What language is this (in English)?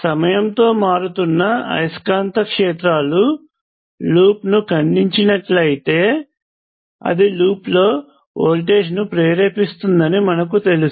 Telugu